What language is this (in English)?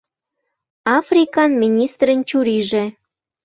Mari